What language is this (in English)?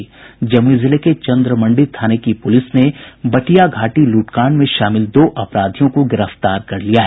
Hindi